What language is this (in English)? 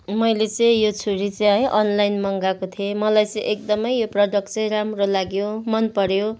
Nepali